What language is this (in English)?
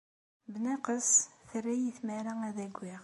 Kabyle